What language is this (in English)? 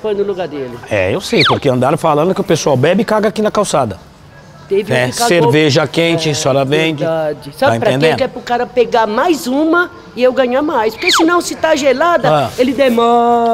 Portuguese